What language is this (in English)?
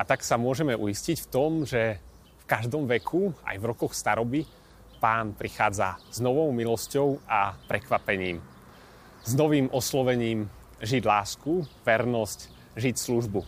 Slovak